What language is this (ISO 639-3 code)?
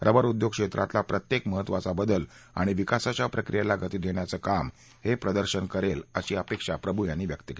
mar